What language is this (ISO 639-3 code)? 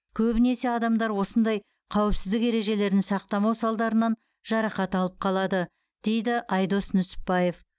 kaz